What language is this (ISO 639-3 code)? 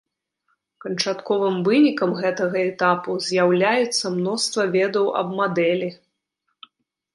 bel